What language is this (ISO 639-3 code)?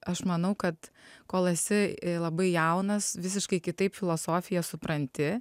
lit